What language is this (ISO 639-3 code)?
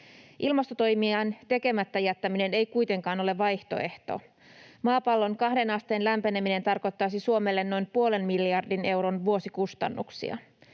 fin